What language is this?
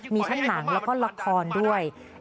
Thai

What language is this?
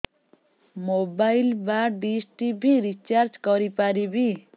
Odia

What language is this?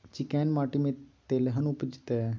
Maithili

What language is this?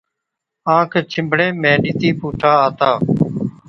Od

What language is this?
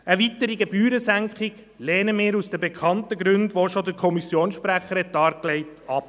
Swiss German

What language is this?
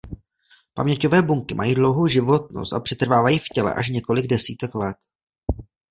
Czech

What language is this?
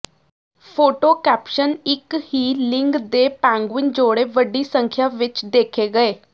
Punjabi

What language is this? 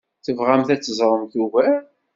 Kabyle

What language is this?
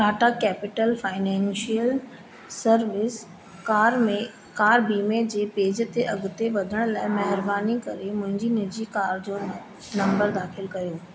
Sindhi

